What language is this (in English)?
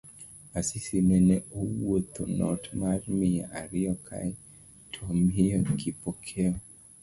Luo (Kenya and Tanzania)